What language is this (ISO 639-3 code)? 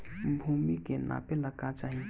bho